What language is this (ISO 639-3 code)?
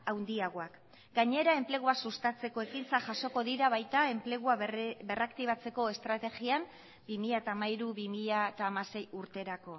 eus